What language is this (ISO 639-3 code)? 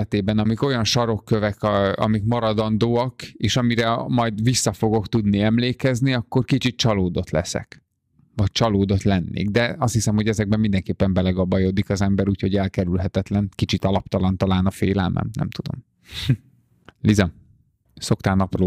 hun